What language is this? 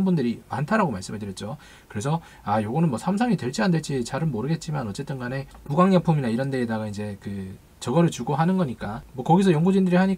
Korean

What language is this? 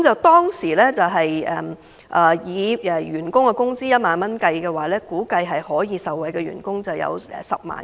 Cantonese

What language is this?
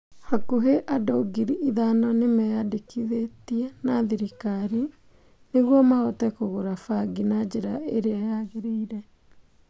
Kikuyu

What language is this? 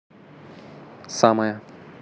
Russian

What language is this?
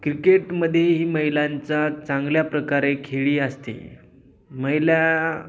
Marathi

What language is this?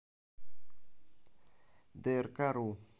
Russian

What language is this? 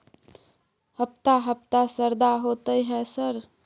Maithili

